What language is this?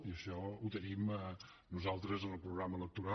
Catalan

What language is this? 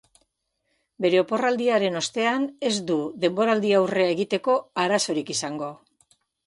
Basque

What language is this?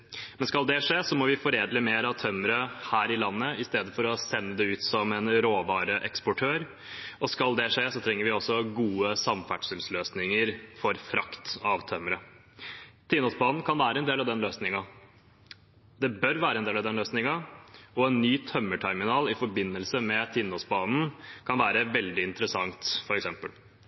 Norwegian Bokmål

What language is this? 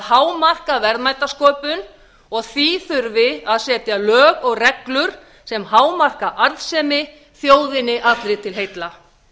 Icelandic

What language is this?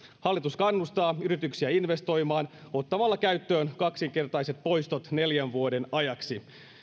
Finnish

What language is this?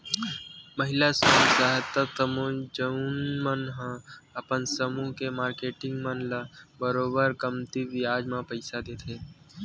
Chhattisgarhi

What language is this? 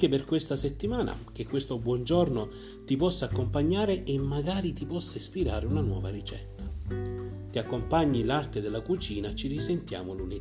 Italian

